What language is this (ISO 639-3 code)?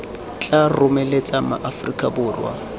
tsn